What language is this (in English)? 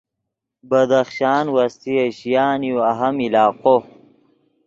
Yidgha